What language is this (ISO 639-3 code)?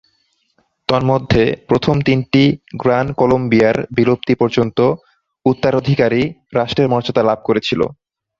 ben